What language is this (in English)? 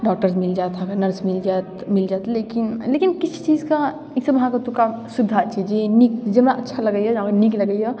Maithili